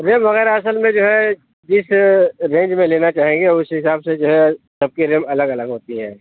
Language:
Urdu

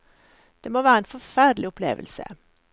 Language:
Norwegian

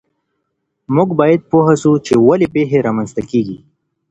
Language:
Pashto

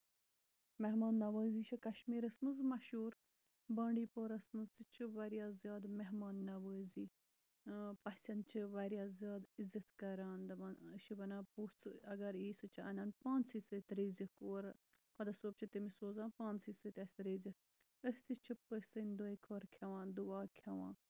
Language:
Kashmiri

